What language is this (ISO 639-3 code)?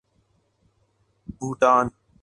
urd